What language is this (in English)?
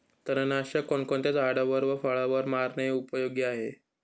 Marathi